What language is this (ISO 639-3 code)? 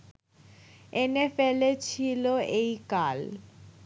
ben